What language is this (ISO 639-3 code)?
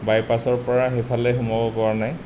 asm